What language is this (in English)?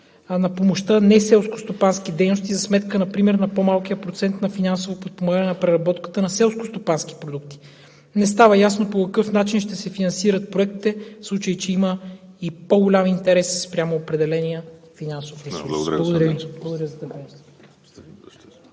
Bulgarian